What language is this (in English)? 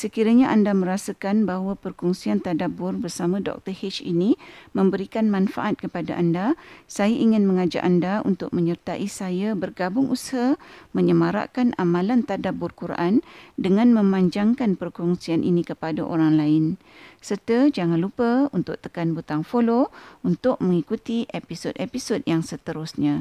Malay